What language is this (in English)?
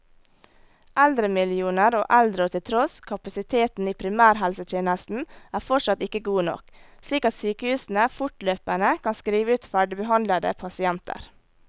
Norwegian